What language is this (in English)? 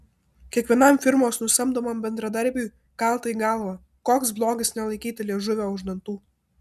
Lithuanian